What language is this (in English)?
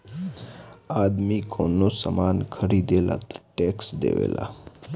Bhojpuri